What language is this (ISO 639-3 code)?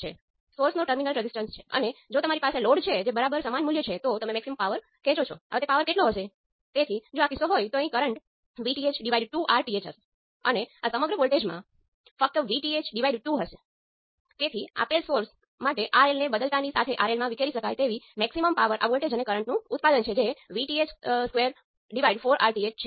guj